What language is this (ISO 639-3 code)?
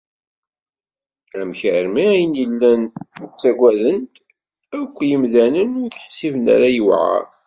kab